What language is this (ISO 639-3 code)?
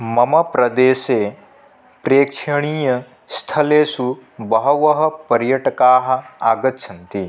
san